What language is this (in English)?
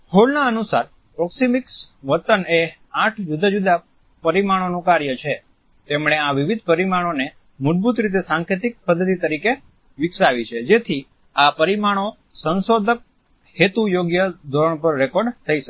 Gujarati